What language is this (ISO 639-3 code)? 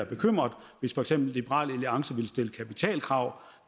dan